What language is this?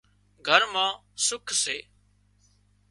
Wadiyara Koli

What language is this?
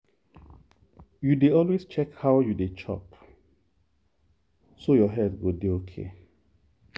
Nigerian Pidgin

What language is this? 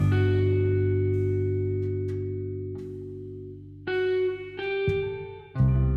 Indonesian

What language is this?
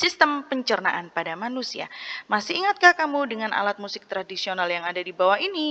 Indonesian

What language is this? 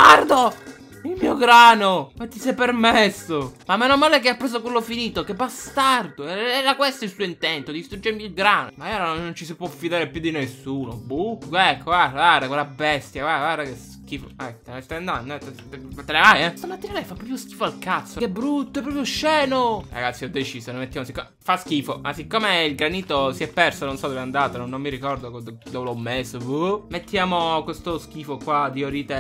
Italian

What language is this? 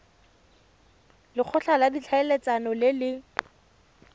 Tswana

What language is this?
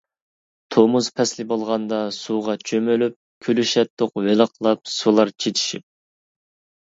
Uyghur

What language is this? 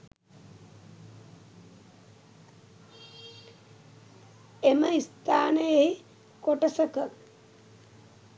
Sinhala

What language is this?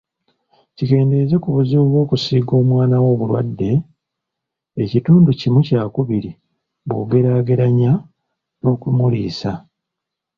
Ganda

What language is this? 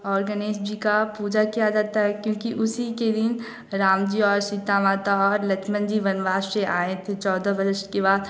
Hindi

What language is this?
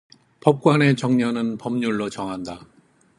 Korean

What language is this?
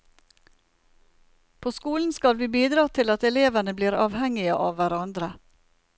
Norwegian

